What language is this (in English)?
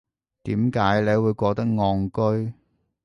Cantonese